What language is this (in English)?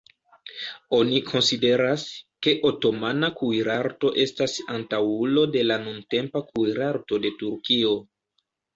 Esperanto